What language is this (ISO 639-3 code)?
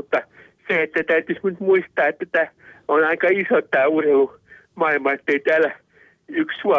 fin